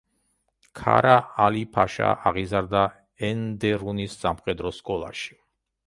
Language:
Georgian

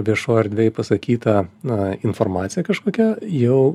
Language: Lithuanian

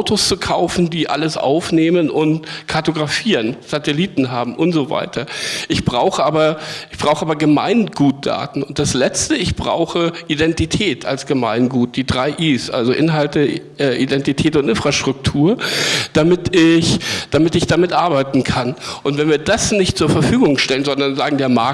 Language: German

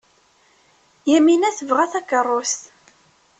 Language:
Kabyle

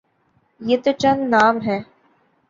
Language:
Urdu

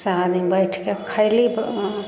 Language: Maithili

